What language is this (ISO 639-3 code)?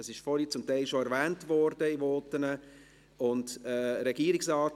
gsw